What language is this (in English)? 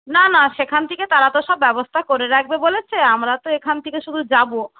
Bangla